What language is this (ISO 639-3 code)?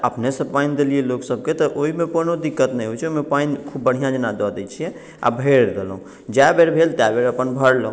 mai